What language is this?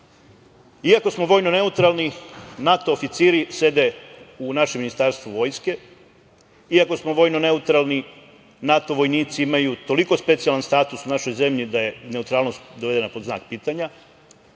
Serbian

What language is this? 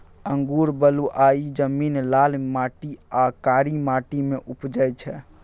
Maithili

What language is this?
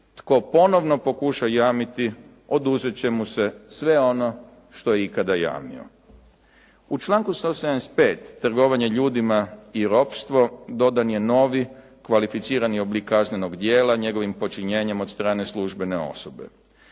Croatian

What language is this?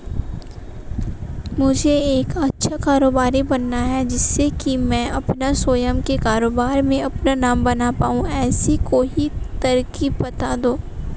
Hindi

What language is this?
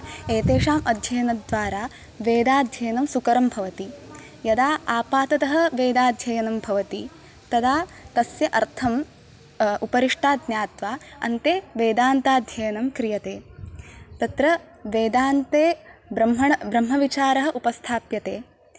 Sanskrit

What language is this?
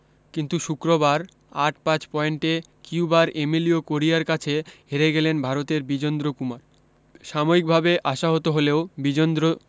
Bangla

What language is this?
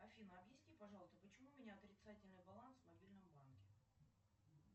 Russian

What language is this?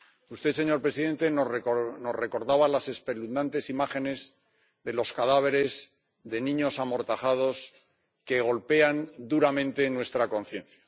Spanish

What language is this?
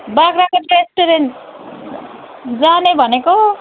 Nepali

